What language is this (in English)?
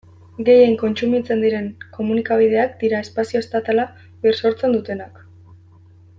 Basque